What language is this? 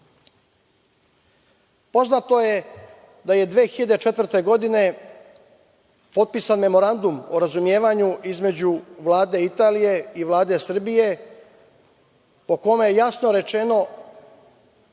Serbian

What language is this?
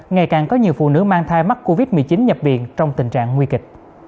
Vietnamese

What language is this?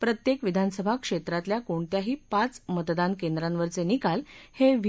Marathi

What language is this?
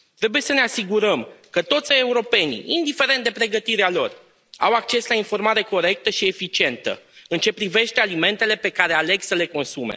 Romanian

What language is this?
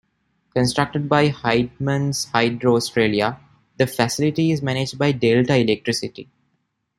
English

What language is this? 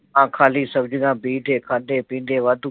Punjabi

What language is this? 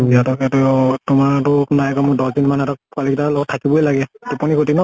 Assamese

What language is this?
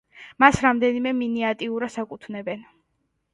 Georgian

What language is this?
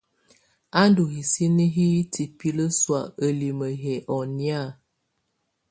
Tunen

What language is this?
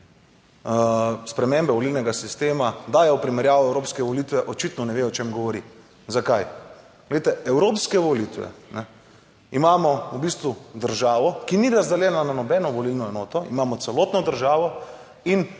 Slovenian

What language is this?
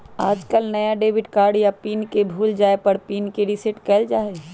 Magahi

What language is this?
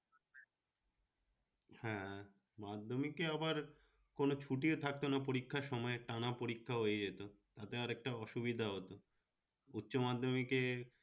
Bangla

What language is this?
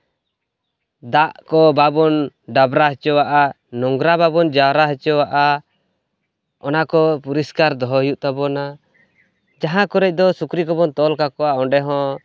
Santali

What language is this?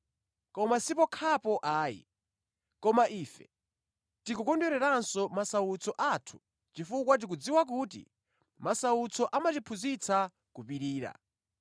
Nyanja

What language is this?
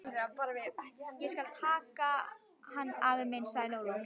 Icelandic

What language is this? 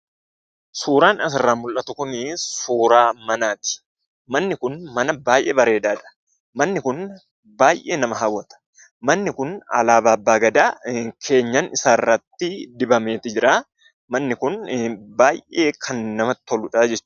Oromo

